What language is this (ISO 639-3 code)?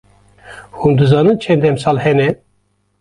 kur